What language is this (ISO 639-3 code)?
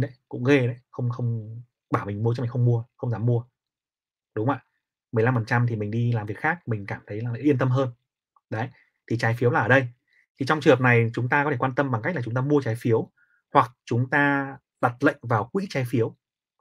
vie